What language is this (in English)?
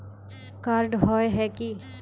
Magahi